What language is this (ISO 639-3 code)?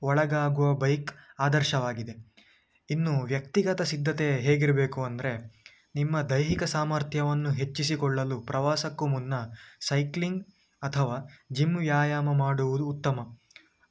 kan